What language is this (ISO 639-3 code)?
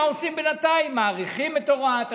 heb